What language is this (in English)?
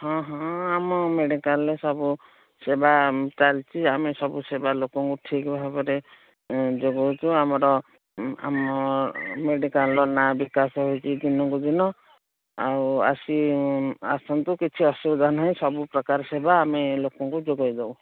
Odia